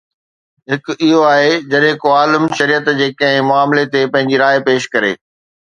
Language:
Sindhi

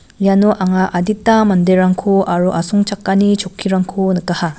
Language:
Garo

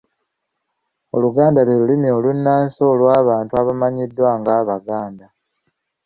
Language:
Ganda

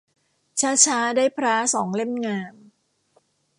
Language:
Thai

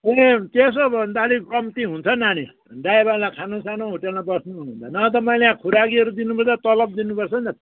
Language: Nepali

